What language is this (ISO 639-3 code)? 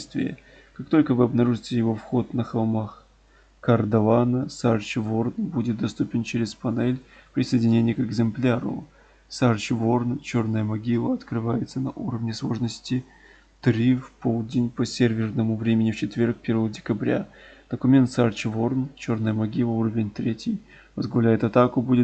rus